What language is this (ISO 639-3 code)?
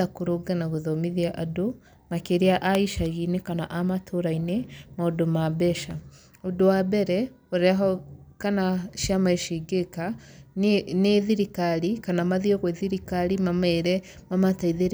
kik